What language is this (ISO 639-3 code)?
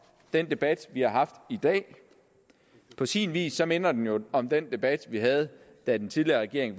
dan